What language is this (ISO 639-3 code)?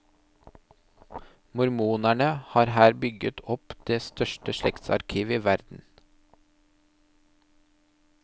nor